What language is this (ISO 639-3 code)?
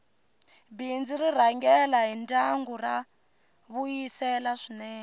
tso